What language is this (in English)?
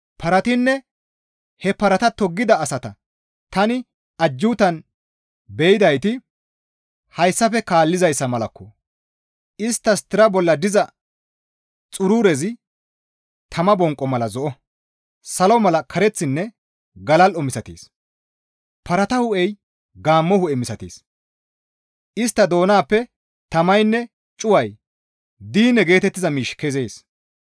Gamo